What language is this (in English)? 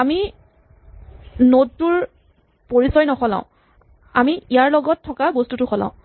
Assamese